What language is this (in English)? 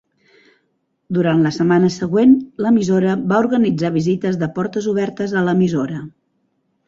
Catalan